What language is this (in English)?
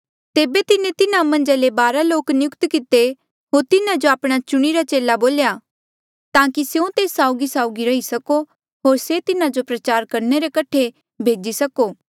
Mandeali